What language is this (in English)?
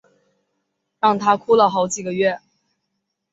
Chinese